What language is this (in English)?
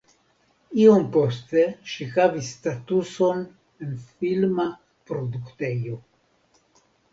Esperanto